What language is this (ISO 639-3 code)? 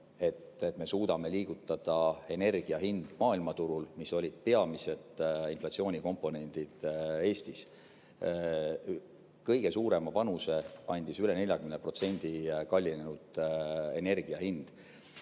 est